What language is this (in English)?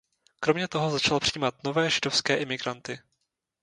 Czech